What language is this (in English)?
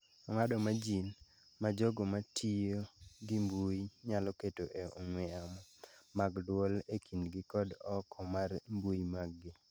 Luo (Kenya and Tanzania)